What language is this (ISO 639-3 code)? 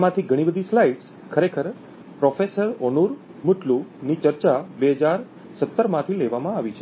guj